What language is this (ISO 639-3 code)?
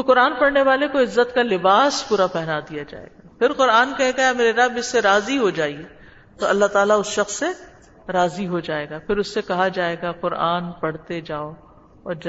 urd